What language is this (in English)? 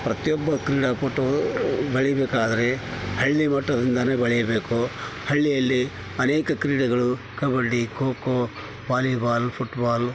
Kannada